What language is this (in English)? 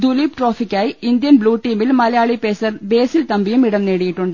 Malayalam